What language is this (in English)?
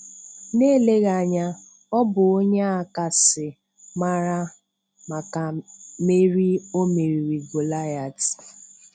Igbo